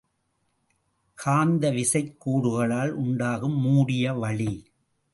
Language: Tamil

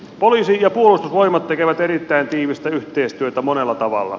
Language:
Finnish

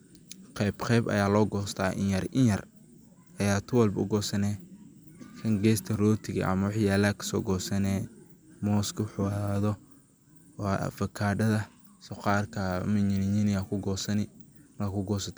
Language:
Somali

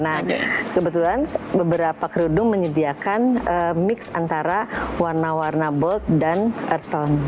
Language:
Indonesian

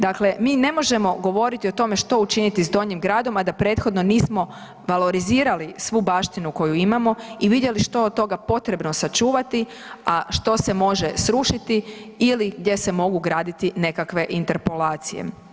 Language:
Croatian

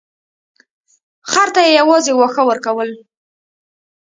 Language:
Pashto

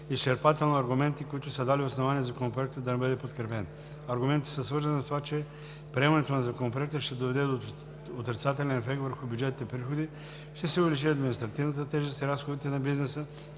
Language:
Bulgarian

